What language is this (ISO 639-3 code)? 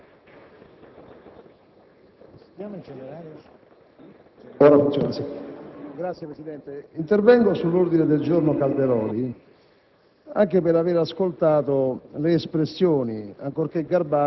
ita